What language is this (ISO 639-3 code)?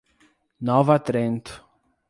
por